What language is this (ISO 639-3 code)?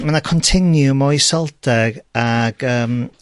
cym